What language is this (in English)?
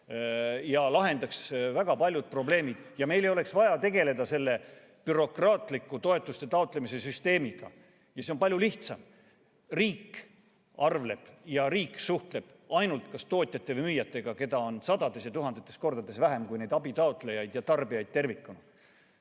Estonian